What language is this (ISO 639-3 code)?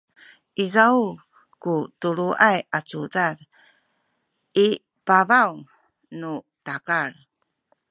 szy